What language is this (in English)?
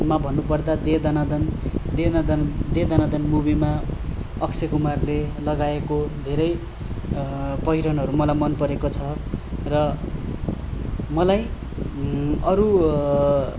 Nepali